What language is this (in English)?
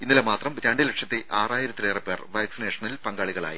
Malayalam